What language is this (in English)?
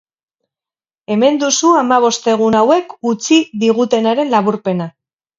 Basque